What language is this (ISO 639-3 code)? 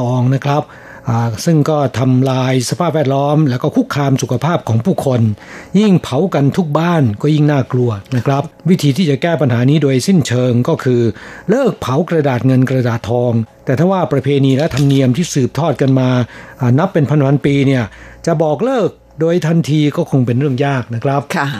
tha